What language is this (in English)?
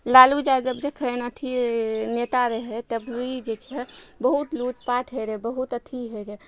Maithili